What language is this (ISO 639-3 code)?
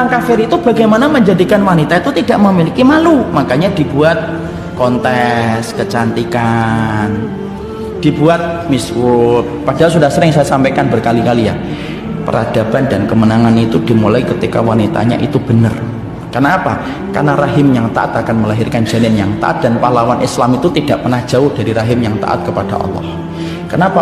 ind